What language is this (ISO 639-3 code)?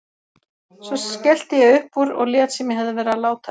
isl